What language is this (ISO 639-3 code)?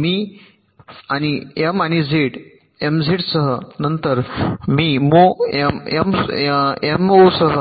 mar